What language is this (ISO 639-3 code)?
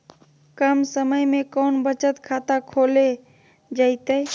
mag